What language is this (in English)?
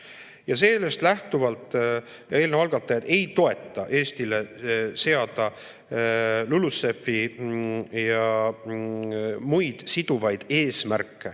Estonian